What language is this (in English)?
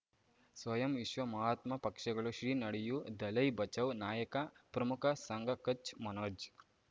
Kannada